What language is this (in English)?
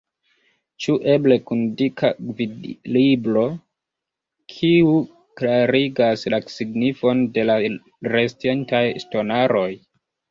Esperanto